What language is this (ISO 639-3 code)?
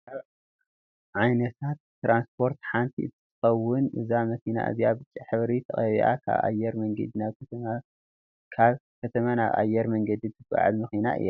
tir